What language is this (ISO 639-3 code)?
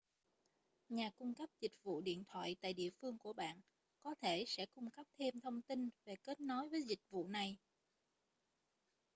vie